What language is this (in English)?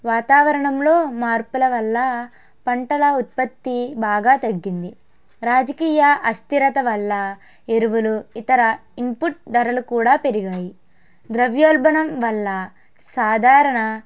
Telugu